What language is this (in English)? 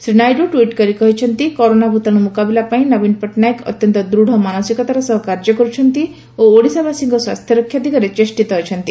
Odia